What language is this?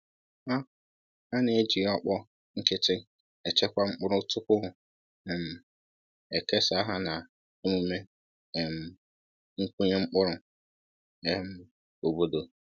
Igbo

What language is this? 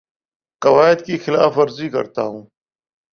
Urdu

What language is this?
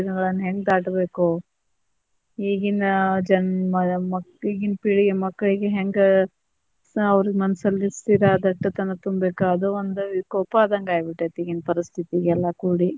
Kannada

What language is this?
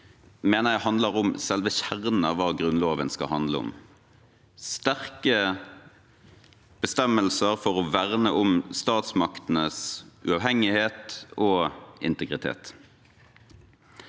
Norwegian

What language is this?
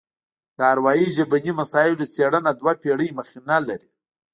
Pashto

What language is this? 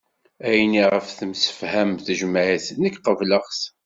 Kabyle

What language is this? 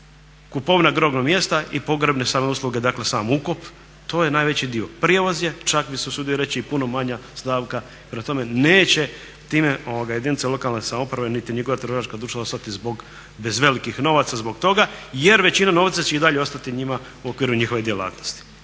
Croatian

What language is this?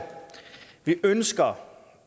Danish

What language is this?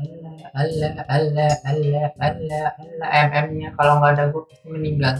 Indonesian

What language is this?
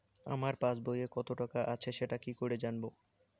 Bangla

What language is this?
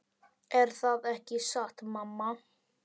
Icelandic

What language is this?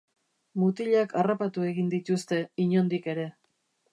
Basque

